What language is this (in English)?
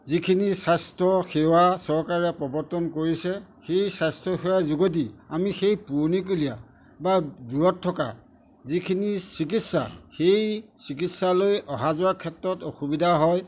Assamese